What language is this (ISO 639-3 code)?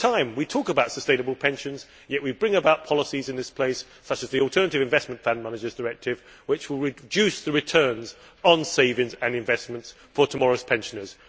eng